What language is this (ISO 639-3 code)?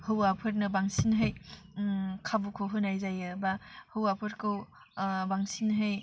brx